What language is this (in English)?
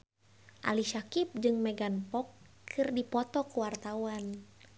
Sundanese